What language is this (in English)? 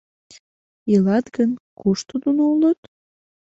Mari